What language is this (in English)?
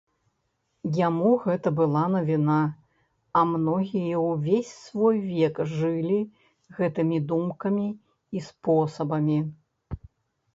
Belarusian